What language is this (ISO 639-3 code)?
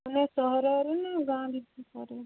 ori